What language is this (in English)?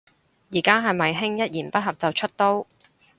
Cantonese